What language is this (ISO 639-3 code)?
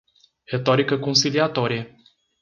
por